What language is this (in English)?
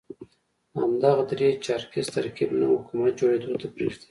Pashto